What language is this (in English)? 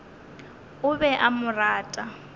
Northern Sotho